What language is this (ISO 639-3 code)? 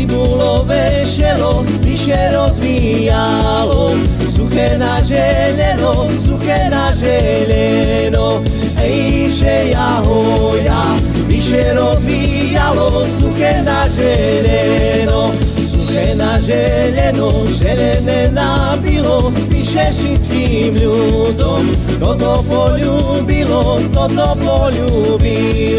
slk